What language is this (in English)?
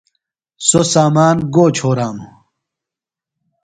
Phalura